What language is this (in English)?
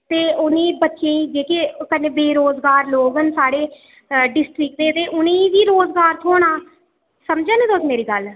Dogri